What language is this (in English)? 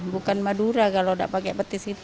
Indonesian